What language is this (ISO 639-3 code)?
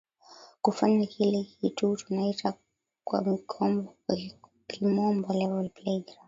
swa